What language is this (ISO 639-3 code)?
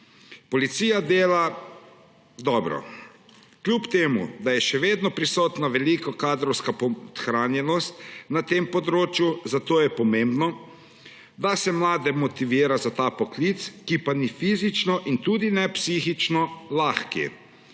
slv